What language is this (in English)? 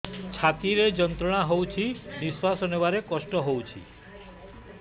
Odia